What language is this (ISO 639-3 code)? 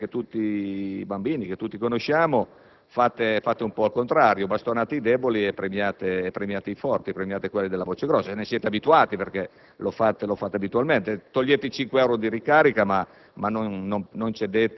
ita